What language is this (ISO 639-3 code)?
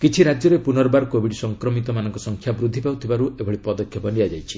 ori